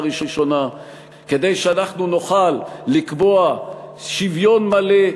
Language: Hebrew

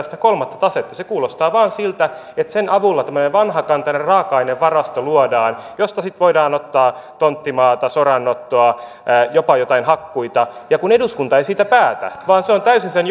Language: Finnish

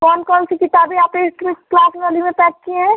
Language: Hindi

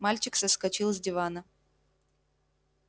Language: Russian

